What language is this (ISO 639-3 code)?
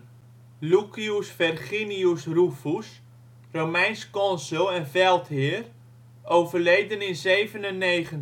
nld